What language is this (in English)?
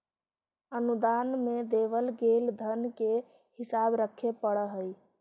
Magahi